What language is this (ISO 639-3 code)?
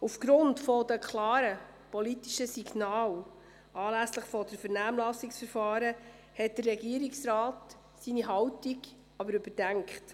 gsw